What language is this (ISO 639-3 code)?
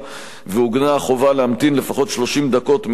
heb